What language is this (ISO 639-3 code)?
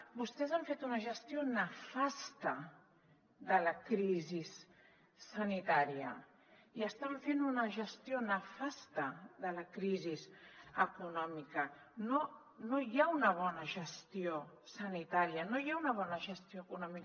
cat